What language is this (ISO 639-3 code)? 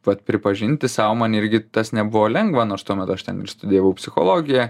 lit